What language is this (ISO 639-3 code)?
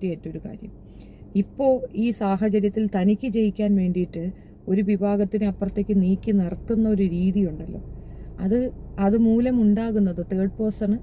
mal